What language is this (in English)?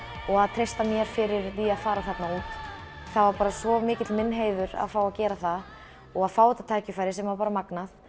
Icelandic